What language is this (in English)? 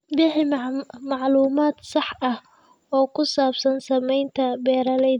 Somali